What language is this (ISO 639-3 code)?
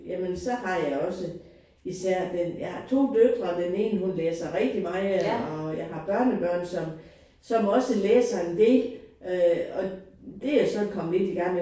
dan